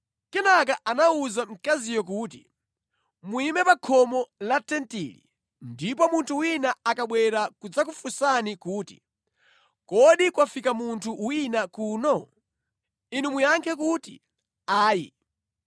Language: Nyanja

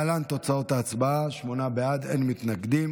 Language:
Hebrew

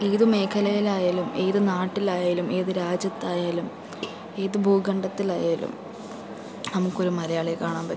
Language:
Malayalam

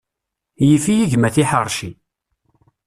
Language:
Kabyle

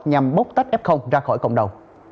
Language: Vietnamese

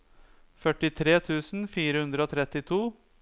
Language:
Norwegian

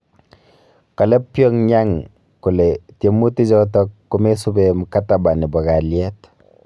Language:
Kalenjin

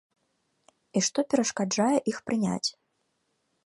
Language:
Belarusian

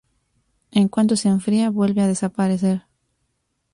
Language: Spanish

